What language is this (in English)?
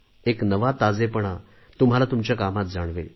Marathi